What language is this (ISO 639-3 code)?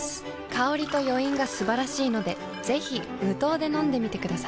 jpn